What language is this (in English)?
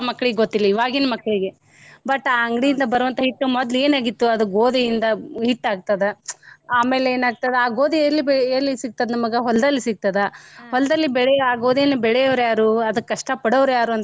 Kannada